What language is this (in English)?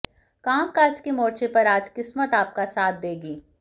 Hindi